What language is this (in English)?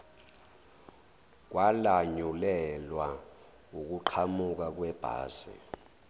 Zulu